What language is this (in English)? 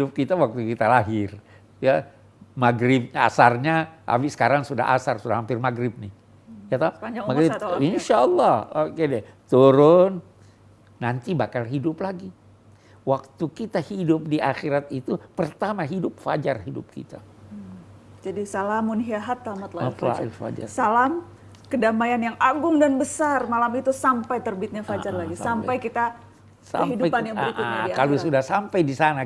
Indonesian